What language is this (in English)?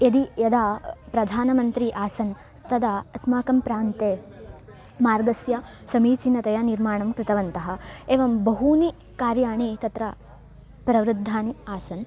Sanskrit